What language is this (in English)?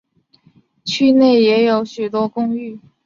Chinese